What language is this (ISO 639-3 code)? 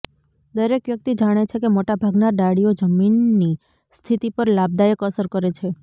guj